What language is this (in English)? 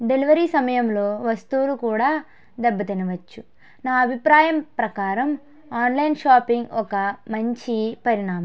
Telugu